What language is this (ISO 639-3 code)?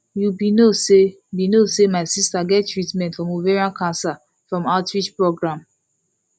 pcm